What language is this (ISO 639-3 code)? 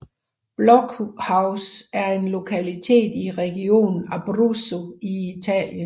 dan